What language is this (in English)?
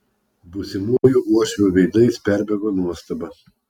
Lithuanian